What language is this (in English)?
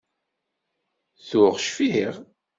Kabyle